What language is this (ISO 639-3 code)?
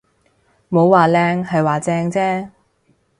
yue